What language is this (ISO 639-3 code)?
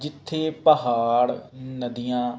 pan